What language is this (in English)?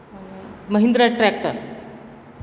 Gujarati